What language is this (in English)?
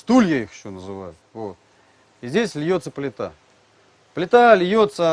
Russian